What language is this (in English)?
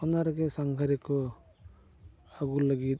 Santali